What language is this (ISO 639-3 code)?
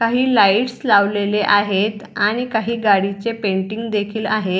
mar